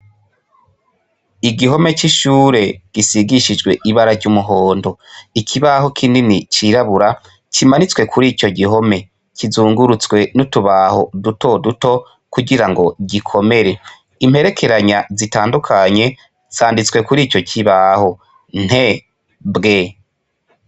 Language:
Rundi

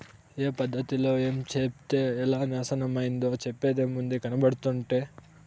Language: Telugu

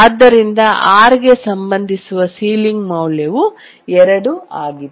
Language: Kannada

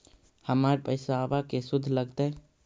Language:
Magahi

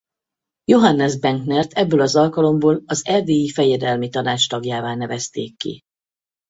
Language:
Hungarian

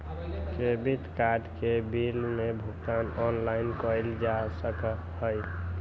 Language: Magahi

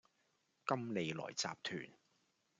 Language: Cantonese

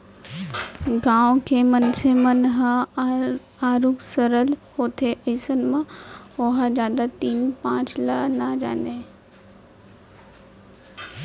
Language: Chhattisgarhi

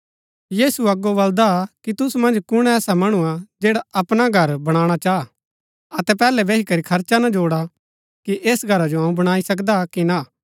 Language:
Gaddi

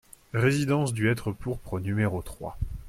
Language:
French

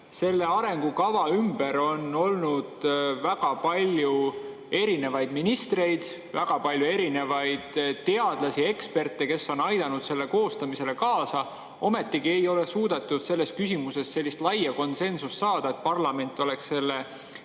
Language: Estonian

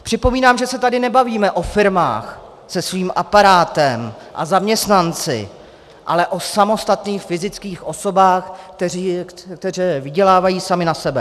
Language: Czech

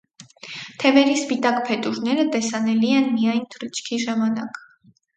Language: Armenian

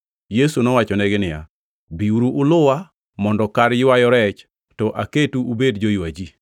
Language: Luo (Kenya and Tanzania)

